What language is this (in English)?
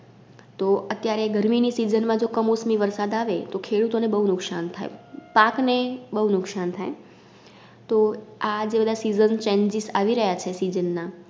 Gujarati